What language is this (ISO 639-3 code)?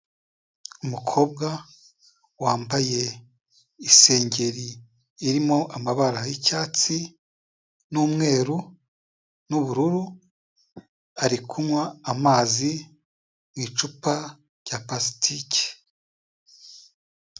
kin